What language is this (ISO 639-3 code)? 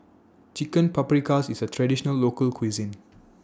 eng